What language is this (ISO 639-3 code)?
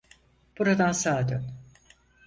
tur